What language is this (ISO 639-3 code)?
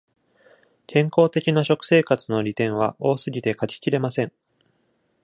jpn